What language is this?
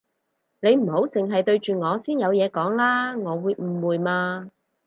Cantonese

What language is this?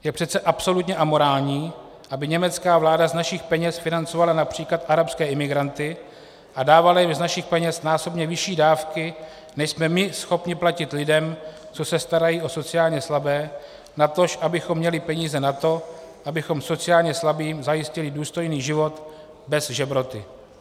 Czech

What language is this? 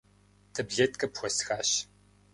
Kabardian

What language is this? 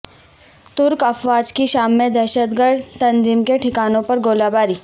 Urdu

